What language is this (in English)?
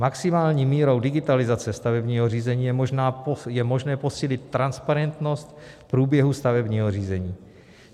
Czech